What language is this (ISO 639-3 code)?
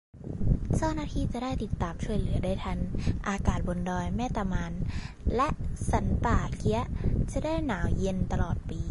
tha